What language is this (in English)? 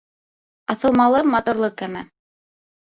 Bashkir